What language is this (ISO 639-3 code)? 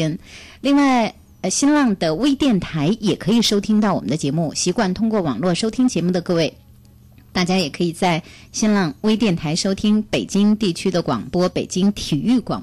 zho